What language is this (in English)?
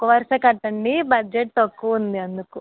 Telugu